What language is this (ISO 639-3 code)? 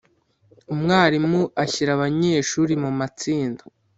kin